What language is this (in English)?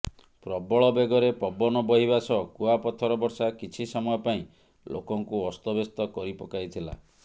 Odia